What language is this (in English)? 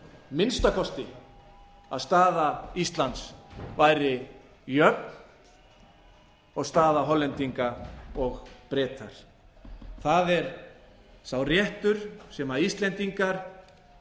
Icelandic